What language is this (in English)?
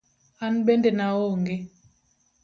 Luo (Kenya and Tanzania)